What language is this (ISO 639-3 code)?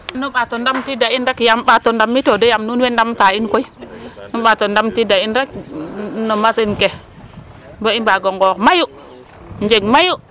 srr